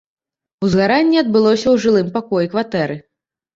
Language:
Belarusian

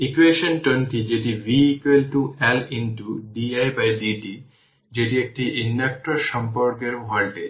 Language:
Bangla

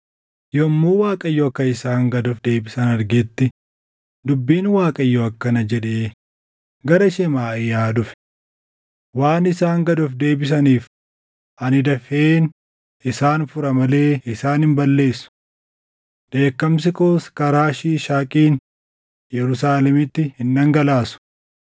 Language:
Oromo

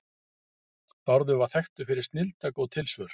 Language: Icelandic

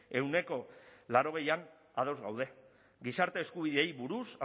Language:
Basque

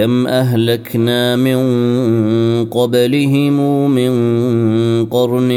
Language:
Arabic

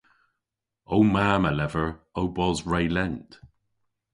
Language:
Cornish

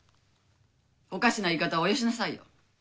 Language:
Japanese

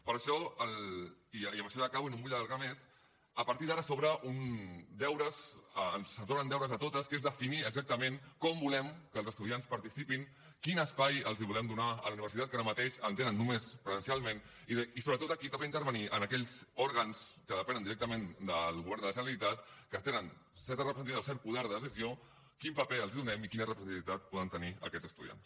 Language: Catalan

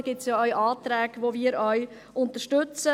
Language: Swiss German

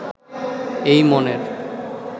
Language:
Bangla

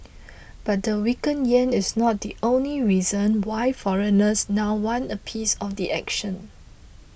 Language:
English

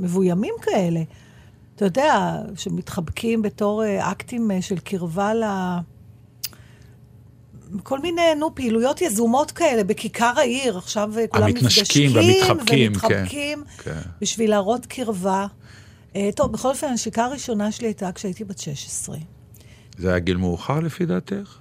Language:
Hebrew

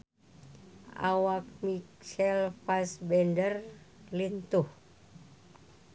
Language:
Sundanese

